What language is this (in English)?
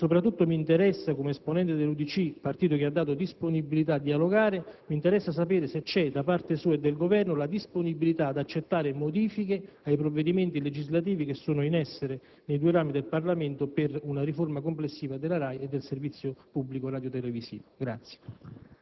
Italian